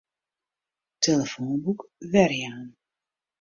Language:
Western Frisian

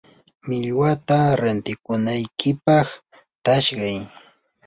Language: Yanahuanca Pasco Quechua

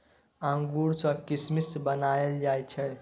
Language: Maithili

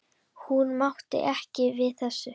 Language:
Icelandic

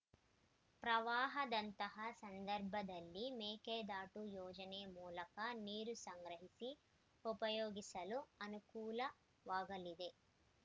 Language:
Kannada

